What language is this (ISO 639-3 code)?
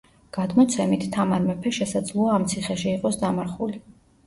kat